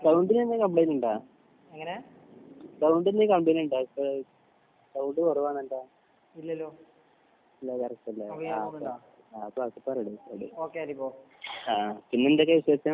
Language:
Malayalam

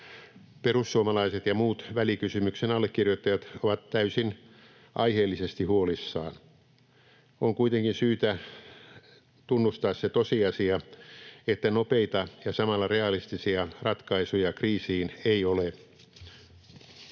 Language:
Finnish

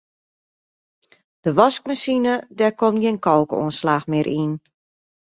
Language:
Western Frisian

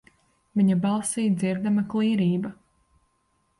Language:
Latvian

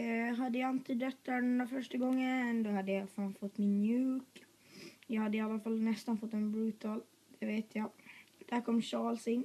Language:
Swedish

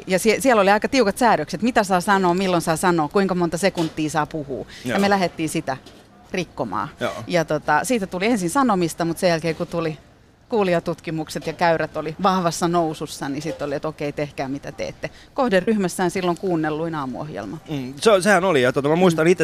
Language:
Finnish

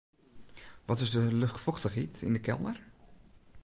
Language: Western Frisian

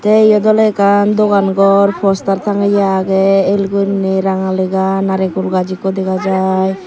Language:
Chakma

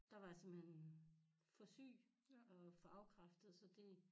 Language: Danish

